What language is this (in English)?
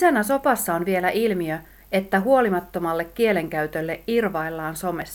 Finnish